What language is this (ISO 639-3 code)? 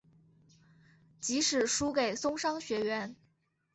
zho